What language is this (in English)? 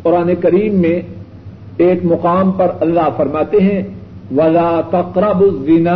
Urdu